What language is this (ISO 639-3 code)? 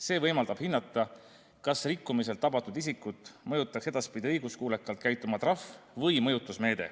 est